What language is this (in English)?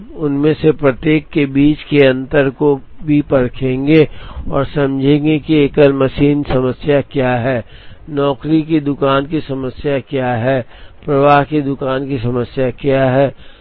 Hindi